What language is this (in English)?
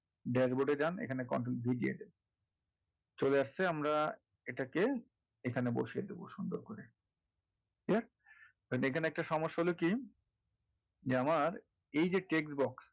Bangla